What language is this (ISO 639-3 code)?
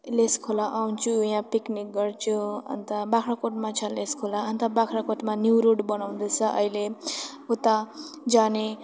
nep